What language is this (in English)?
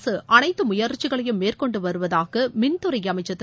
Tamil